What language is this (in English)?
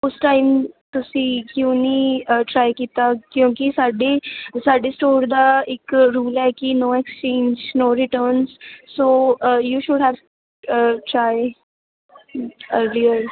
Punjabi